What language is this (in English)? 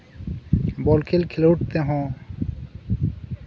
Santali